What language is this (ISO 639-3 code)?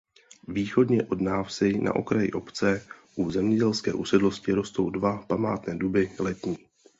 ces